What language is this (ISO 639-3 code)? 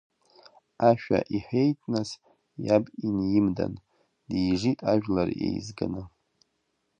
abk